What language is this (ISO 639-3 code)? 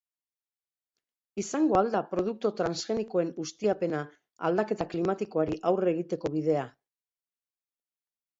eus